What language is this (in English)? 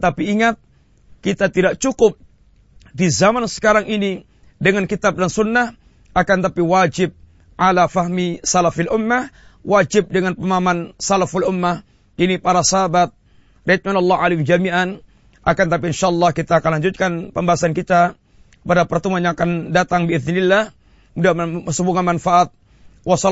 Malay